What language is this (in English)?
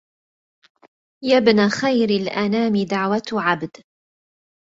Arabic